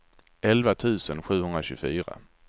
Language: Swedish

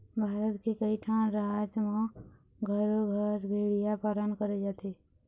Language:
Chhattisgarhi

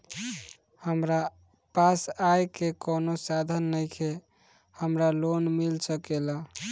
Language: Bhojpuri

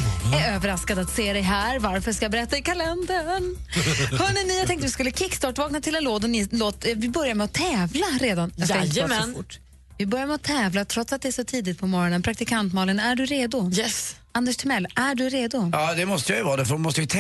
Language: Swedish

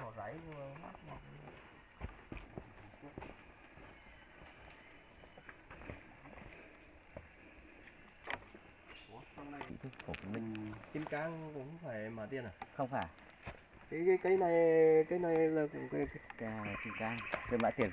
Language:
Vietnamese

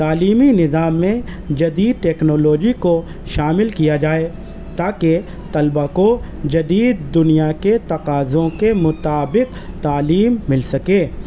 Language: Urdu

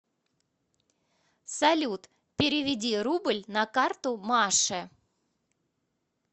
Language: Russian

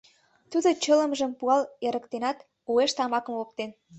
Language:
Mari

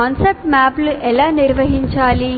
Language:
Telugu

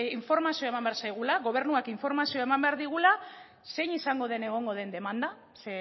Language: Basque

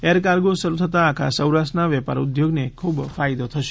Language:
Gujarati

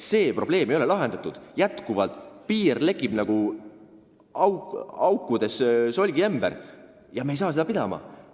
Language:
Estonian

